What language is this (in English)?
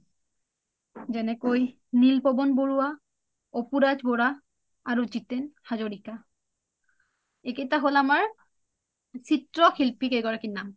Assamese